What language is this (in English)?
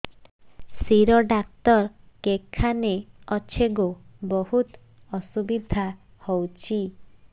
Odia